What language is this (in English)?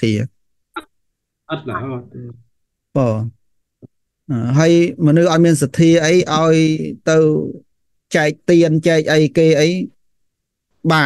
Vietnamese